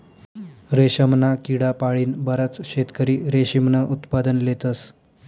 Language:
Marathi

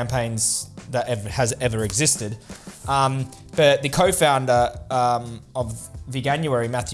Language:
English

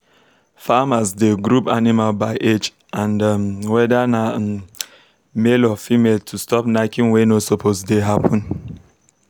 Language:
Nigerian Pidgin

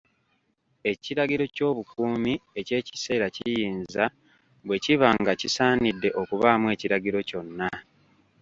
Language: Ganda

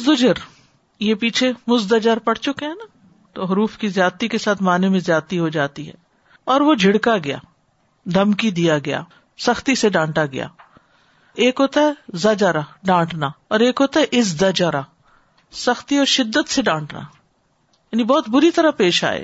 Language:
Urdu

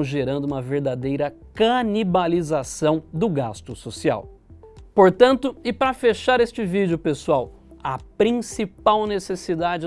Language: Portuguese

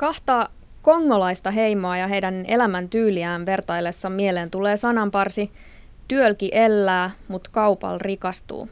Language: Finnish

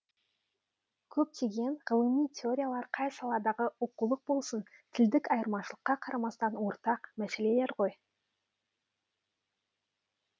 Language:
Kazakh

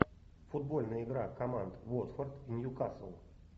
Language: Russian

